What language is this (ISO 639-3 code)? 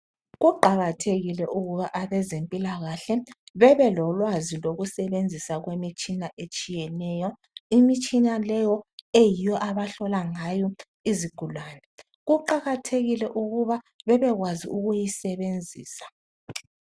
nde